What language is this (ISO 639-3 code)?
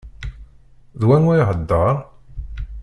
kab